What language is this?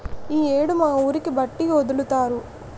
Telugu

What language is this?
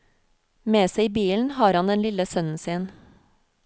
Norwegian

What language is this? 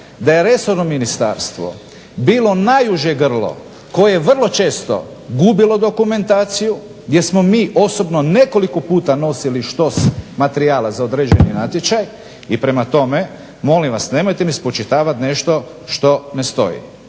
Croatian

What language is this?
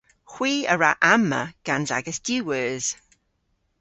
Cornish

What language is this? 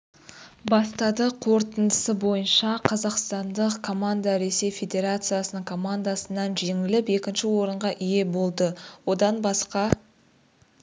Kazakh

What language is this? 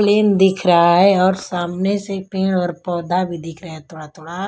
Hindi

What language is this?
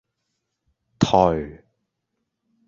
Cantonese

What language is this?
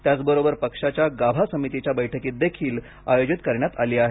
Marathi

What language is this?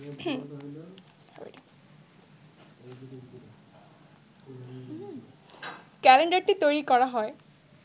Bangla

